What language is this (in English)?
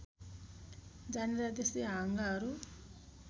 Nepali